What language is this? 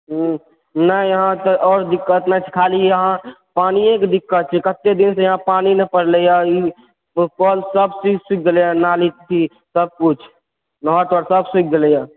Maithili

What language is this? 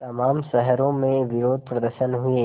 Hindi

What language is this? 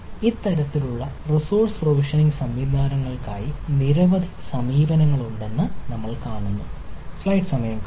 Malayalam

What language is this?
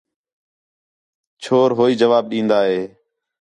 Khetrani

